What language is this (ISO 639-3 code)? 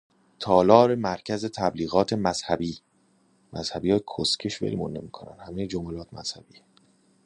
fas